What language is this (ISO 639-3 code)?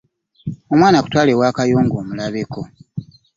lug